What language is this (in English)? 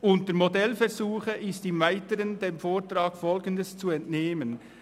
Swiss German